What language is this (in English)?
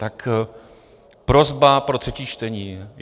Czech